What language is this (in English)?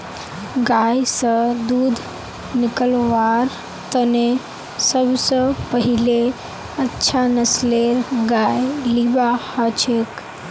Magahi